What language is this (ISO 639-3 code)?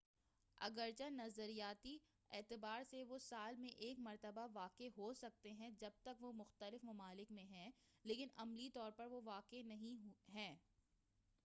urd